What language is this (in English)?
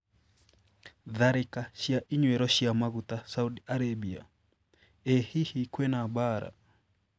Kikuyu